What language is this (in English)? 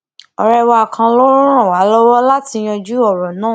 Yoruba